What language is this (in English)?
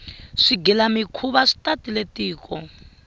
Tsonga